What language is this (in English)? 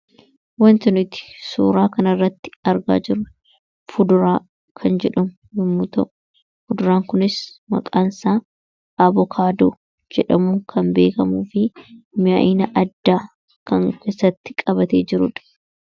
Oromo